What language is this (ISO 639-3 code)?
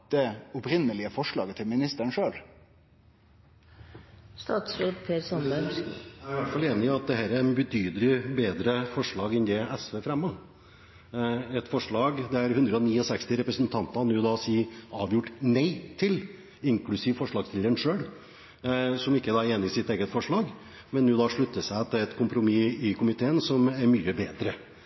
nor